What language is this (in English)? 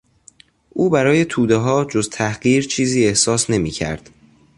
Persian